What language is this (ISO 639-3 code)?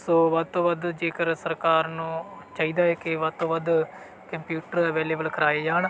pan